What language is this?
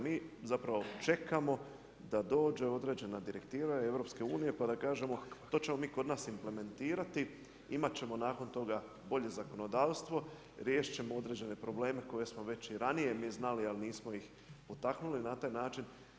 Croatian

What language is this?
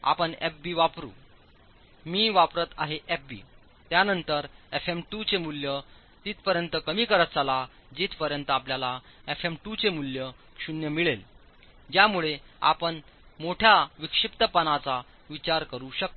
Marathi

